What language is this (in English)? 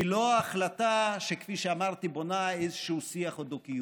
Hebrew